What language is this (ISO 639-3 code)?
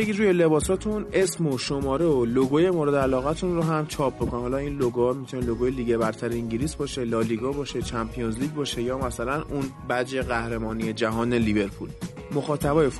fas